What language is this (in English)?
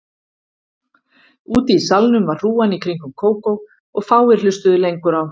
Icelandic